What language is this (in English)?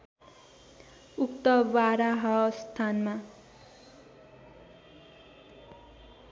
Nepali